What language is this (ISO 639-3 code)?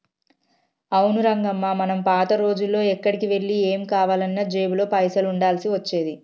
tel